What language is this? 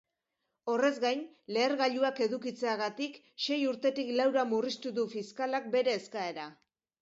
Basque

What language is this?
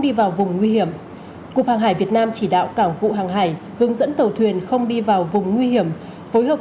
Vietnamese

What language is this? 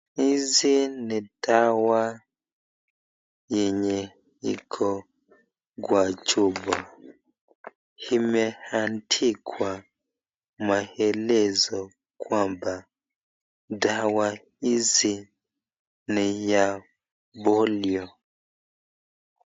Swahili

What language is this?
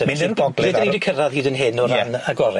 Welsh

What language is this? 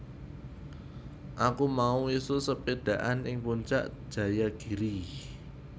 Javanese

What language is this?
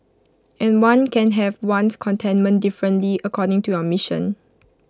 English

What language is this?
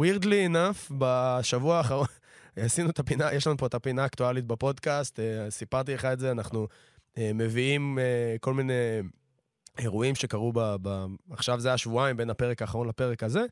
Hebrew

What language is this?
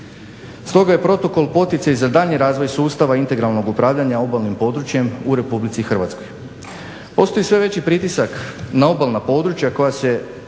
Croatian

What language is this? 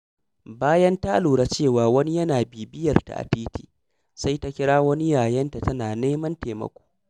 Hausa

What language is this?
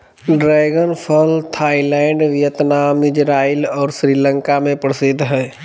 Magahi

